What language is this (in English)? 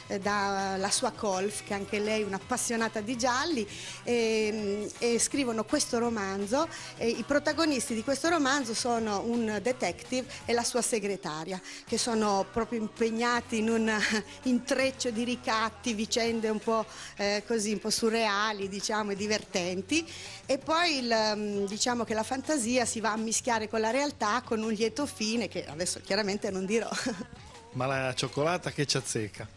Italian